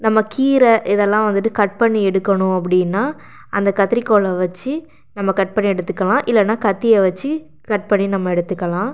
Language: Tamil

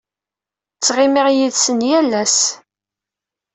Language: Kabyle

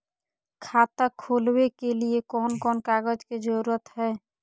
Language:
Magahi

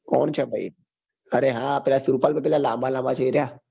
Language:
Gujarati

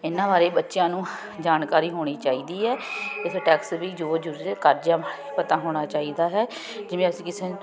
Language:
Punjabi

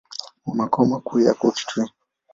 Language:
Swahili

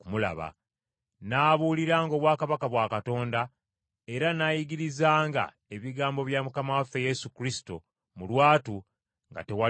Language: Ganda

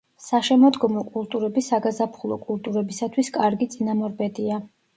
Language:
Georgian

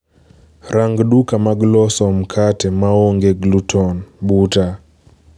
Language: Luo (Kenya and Tanzania)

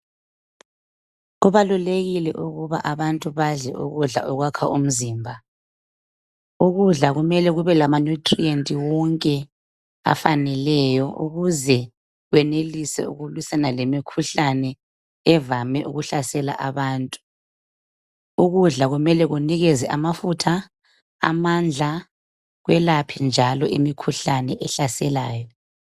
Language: North Ndebele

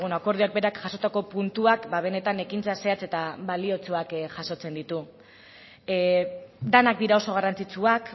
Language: Basque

